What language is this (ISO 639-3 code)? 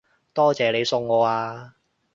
yue